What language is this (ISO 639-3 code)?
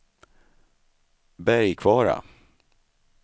swe